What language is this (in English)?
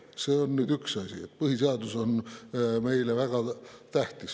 Estonian